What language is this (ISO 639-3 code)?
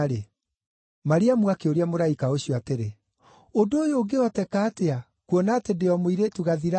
kik